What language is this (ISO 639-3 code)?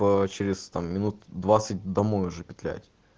rus